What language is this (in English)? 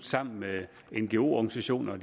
Danish